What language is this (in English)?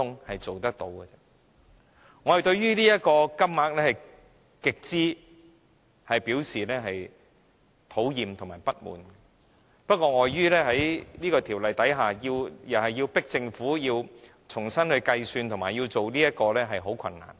Cantonese